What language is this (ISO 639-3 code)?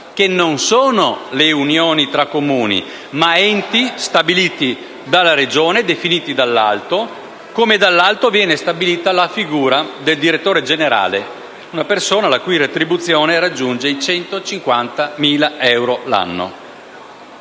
ita